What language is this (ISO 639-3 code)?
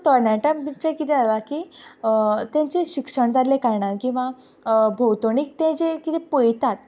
kok